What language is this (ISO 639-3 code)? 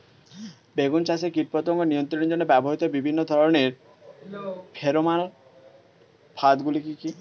ben